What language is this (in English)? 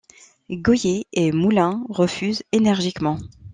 French